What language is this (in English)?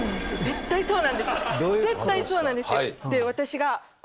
Japanese